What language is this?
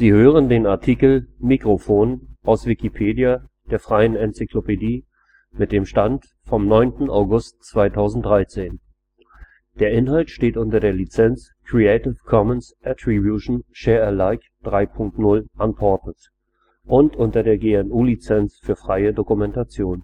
German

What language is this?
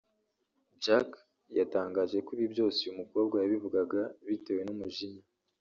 Kinyarwanda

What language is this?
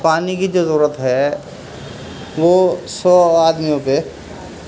Urdu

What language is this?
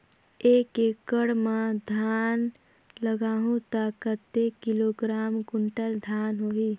Chhattisgarhi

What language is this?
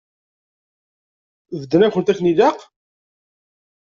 Kabyle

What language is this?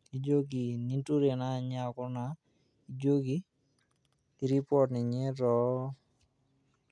Masai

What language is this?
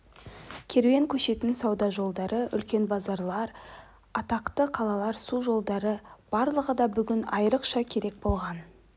Kazakh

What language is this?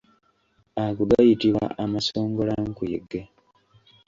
Ganda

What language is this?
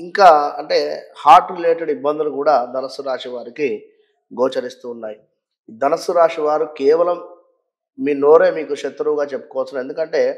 Telugu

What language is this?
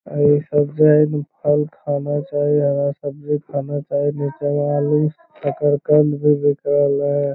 Magahi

